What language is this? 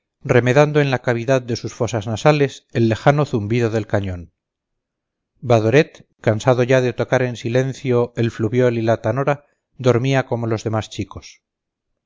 Spanish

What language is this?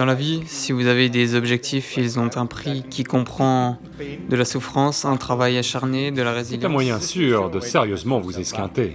French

